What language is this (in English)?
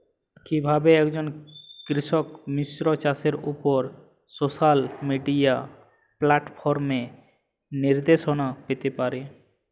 Bangla